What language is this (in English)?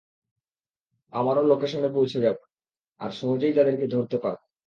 Bangla